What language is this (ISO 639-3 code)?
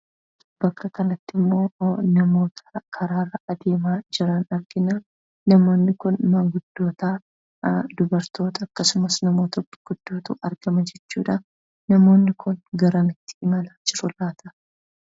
orm